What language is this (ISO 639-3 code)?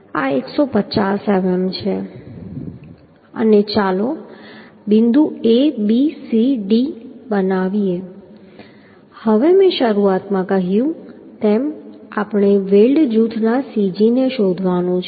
guj